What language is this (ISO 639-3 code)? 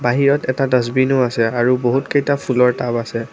asm